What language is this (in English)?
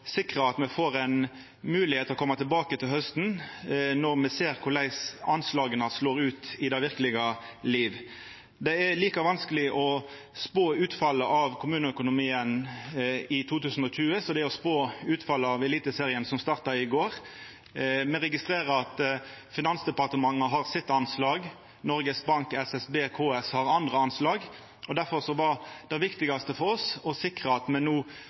Norwegian Nynorsk